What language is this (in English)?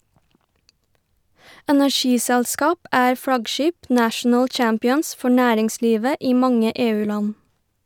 Norwegian